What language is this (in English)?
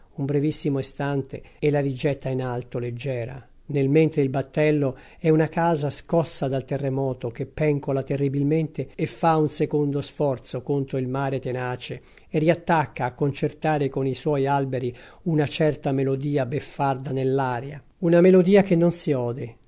Italian